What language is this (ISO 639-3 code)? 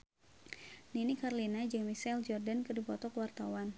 sun